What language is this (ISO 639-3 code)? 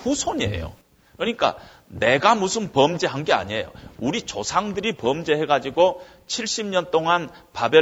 kor